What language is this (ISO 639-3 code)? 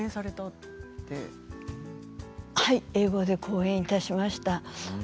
jpn